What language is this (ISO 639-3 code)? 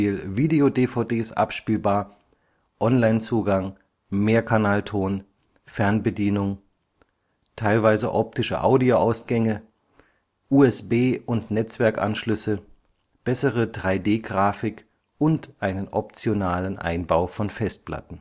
deu